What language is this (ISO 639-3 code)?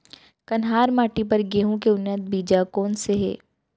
hne